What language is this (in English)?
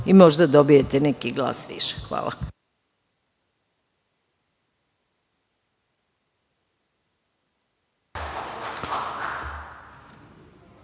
Serbian